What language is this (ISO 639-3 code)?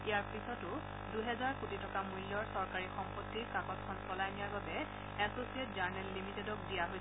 asm